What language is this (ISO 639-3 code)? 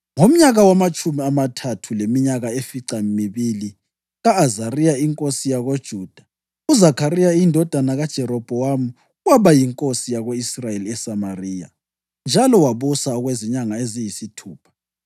nde